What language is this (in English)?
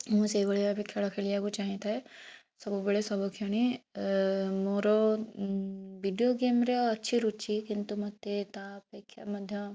Odia